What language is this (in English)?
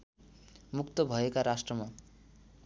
Nepali